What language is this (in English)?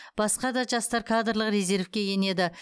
Kazakh